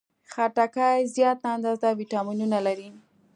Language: Pashto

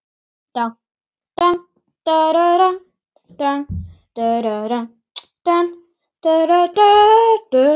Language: Icelandic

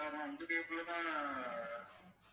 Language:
Tamil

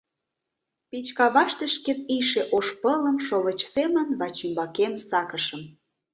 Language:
Mari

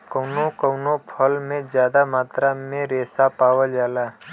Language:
Bhojpuri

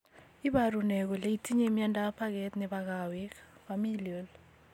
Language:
Kalenjin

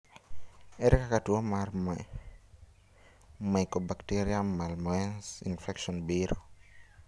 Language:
Luo (Kenya and Tanzania)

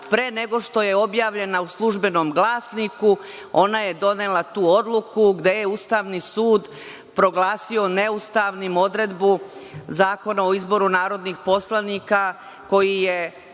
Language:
Serbian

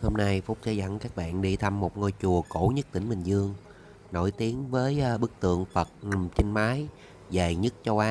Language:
Vietnamese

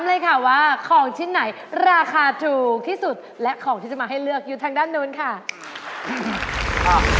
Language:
Thai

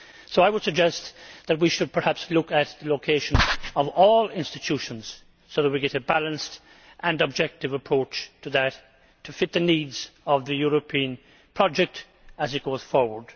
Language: English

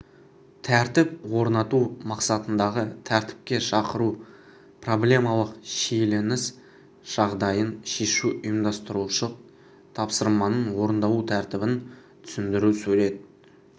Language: Kazakh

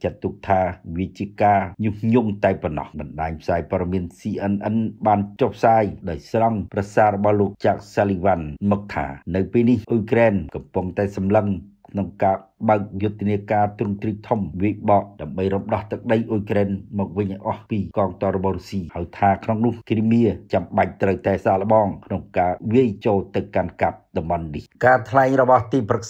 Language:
Thai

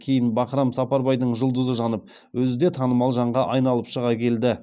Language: Kazakh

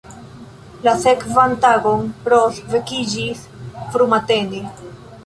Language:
Esperanto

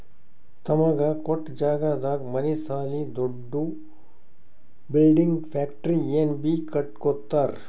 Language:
Kannada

